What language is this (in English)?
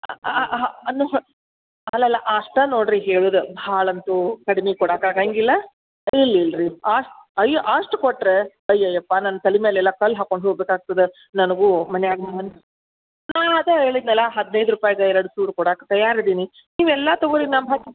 Kannada